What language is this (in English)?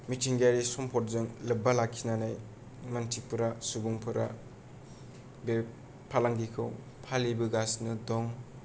Bodo